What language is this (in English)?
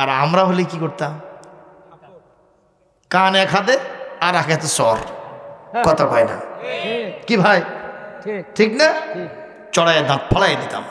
Arabic